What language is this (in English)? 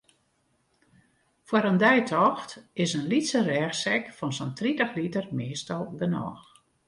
Western Frisian